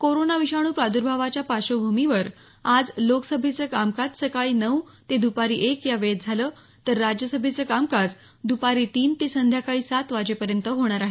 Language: Marathi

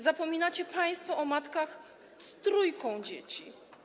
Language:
Polish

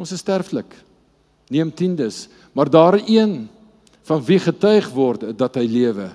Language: Dutch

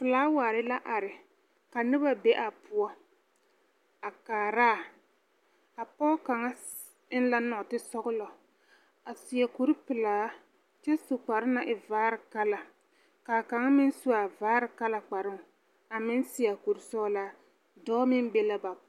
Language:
Southern Dagaare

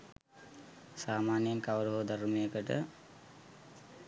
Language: Sinhala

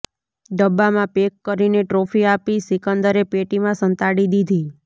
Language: Gujarati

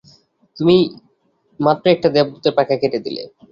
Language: Bangla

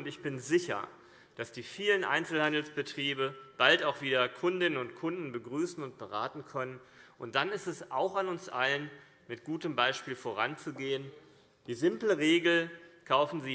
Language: German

